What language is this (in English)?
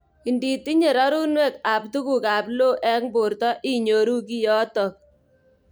Kalenjin